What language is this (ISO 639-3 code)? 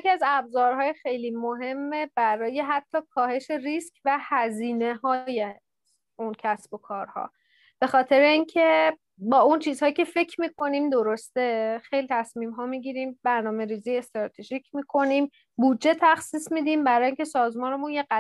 fas